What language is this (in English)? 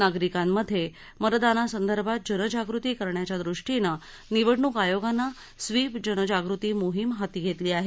Marathi